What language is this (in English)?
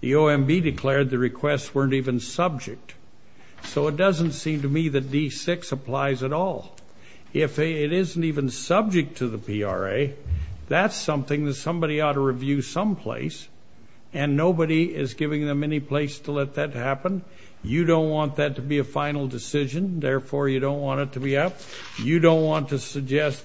English